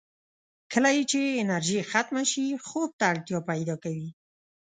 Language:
Pashto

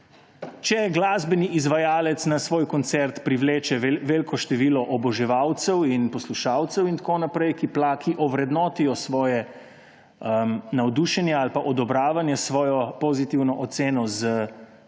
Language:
Slovenian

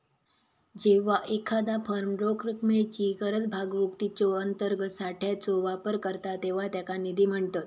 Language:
Marathi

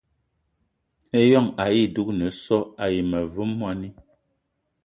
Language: Eton (Cameroon)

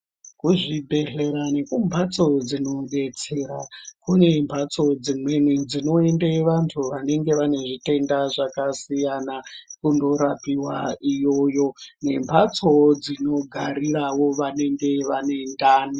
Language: Ndau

